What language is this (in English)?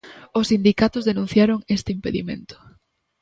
Galician